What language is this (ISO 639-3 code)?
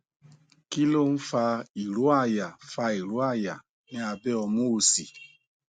yor